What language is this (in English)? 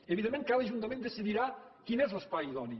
Catalan